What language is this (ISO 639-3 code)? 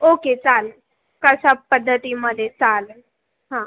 mar